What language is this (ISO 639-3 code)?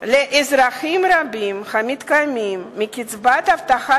heb